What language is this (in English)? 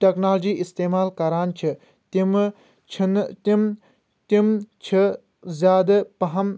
Kashmiri